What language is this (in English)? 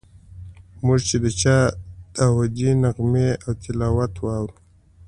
Pashto